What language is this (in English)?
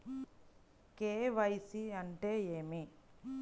Telugu